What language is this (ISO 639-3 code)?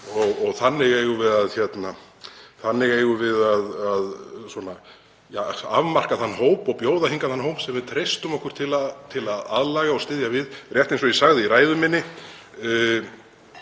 isl